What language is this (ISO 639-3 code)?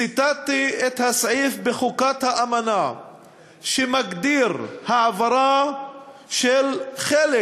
heb